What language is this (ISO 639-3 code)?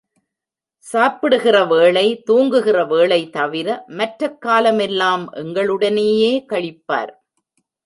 tam